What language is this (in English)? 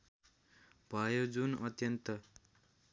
Nepali